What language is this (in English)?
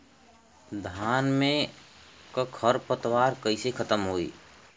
Bhojpuri